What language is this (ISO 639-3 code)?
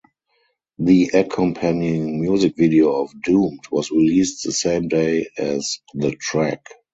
eng